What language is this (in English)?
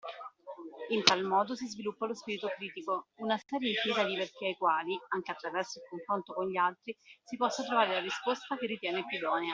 Italian